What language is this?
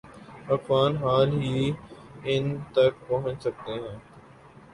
Urdu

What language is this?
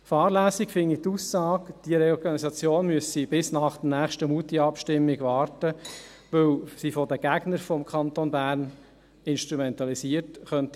Swiss German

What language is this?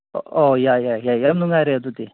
Manipuri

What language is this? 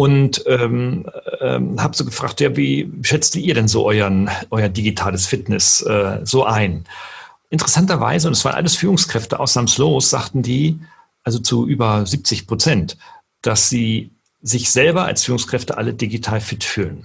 German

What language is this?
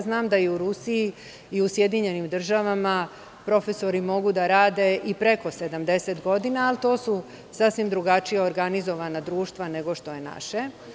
Serbian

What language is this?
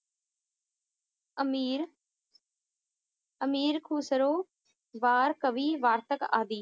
Punjabi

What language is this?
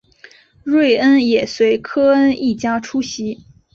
Chinese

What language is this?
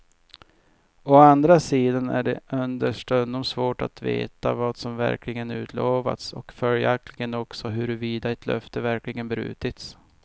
Swedish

